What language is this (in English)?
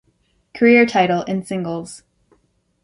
English